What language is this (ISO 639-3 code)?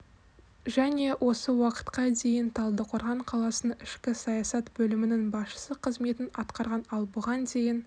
kaz